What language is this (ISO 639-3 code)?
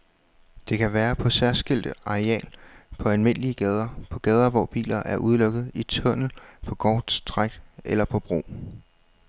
dan